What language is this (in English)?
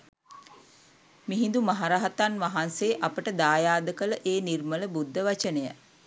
Sinhala